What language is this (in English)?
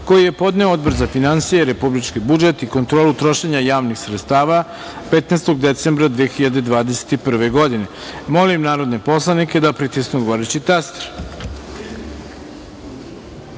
Serbian